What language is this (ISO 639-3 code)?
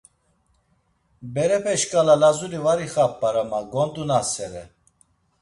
lzz